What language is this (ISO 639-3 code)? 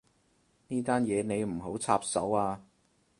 yue